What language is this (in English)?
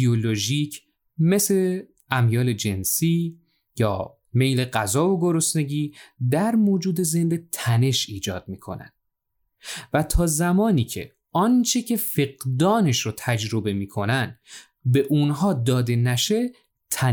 Persian